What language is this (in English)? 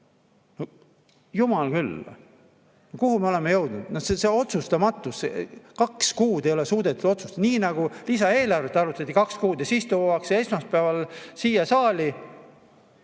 Estonian